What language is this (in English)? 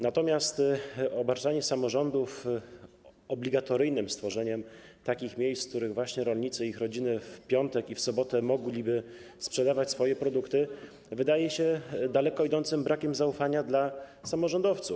Polish